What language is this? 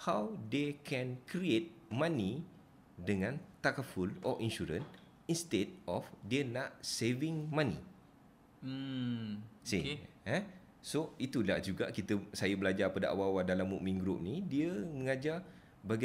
Malay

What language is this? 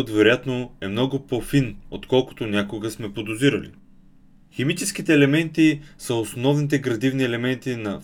Bulgarian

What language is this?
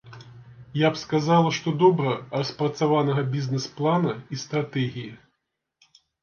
Belarusian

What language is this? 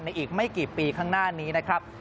Thai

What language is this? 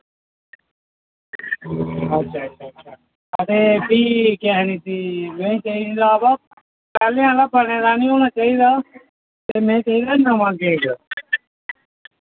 Dogri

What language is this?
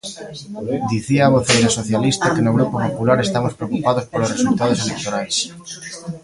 Galician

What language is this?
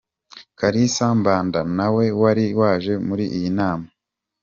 Kinyarwanda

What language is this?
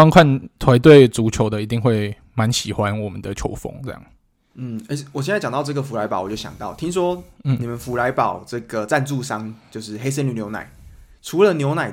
Chinese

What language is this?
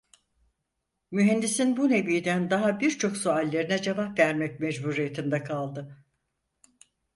Turkish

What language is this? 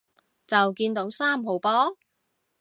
Cantonese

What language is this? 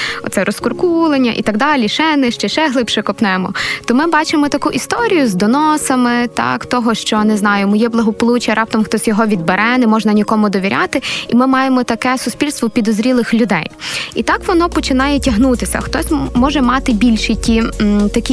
Ukrainian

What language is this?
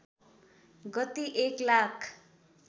Nepali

